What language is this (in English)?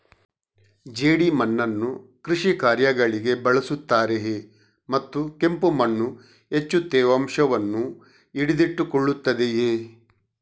Kannada